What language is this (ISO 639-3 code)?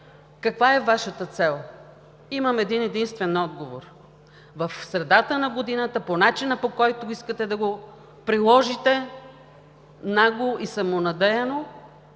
bul